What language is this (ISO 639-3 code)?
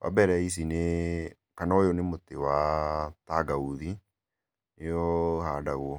kik